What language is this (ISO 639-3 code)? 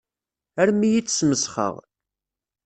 kab